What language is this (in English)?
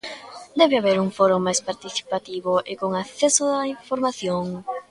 Galician